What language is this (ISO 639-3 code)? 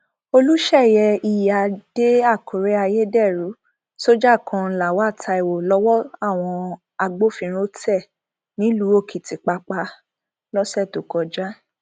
yor